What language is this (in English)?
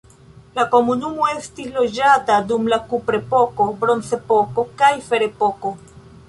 Esperanto